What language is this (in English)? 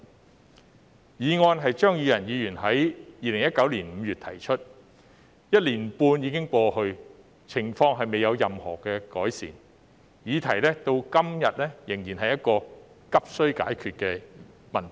Cantonese